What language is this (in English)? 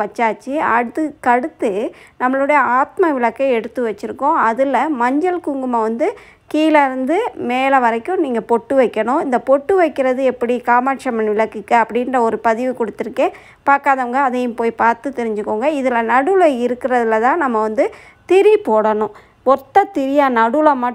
English